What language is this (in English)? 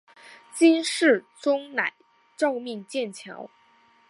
Chinese